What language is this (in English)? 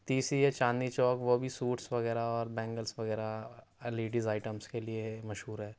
Urdu